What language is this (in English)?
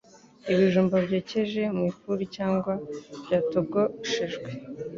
Kinyarwanda